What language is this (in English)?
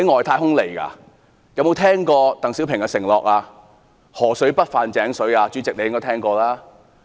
Cantonese